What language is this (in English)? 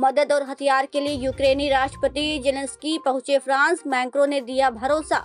Hindi